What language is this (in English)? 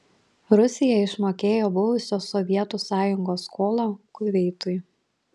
Lithuanian